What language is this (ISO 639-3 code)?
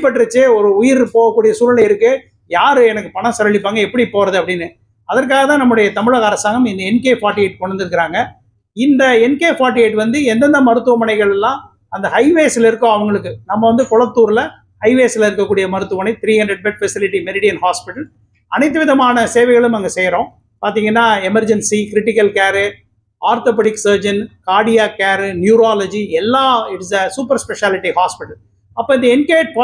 tam